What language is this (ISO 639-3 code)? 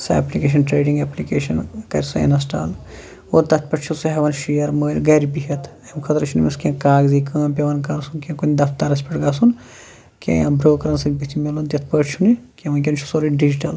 kas